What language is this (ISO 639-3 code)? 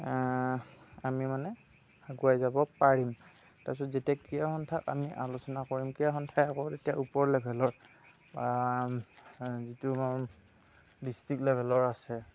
asm